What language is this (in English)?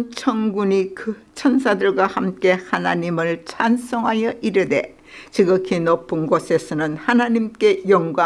Korean